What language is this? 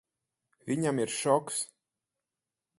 Latvian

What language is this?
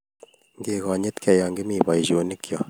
Kalenjin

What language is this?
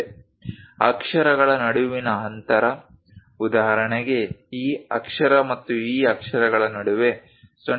Kannada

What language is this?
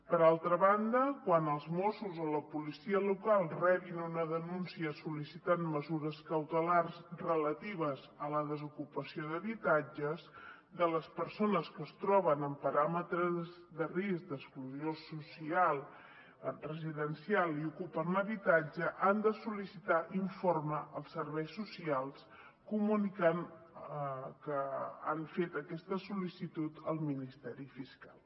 Catalan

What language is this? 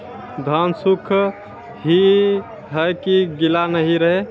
Maithili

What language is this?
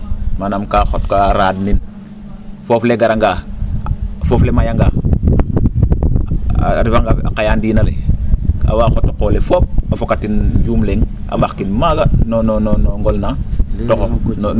Serer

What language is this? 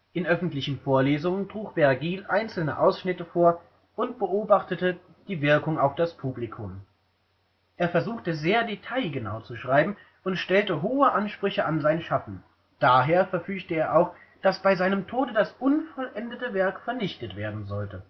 German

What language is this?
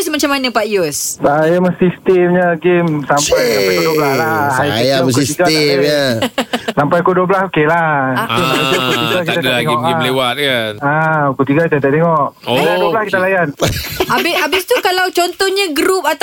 Malay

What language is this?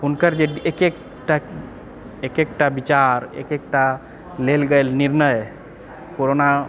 Maithili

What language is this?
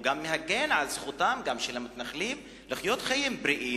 Hebrew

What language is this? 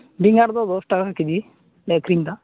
Santali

